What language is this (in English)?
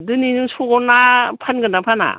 Bodo